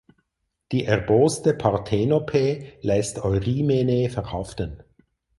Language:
German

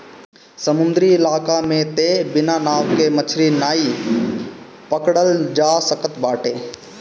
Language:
Bhojpuri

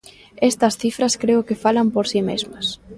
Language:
Galician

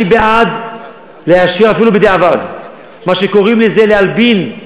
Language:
Hebrew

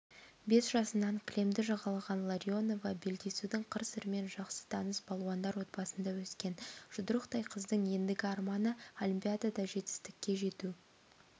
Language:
Kazakh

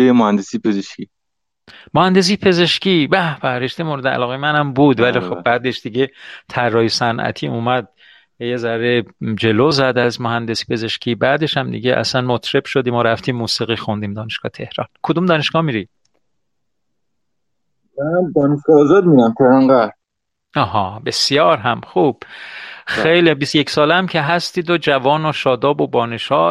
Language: Persian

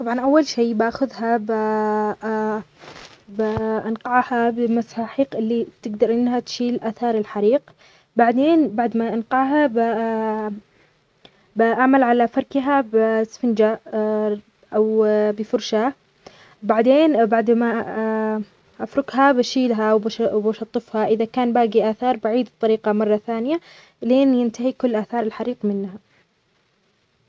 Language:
Omani Arabic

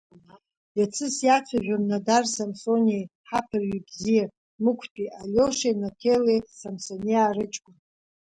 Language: Abkhazian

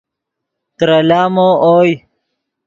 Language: Yidgha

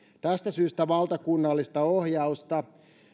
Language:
Finnish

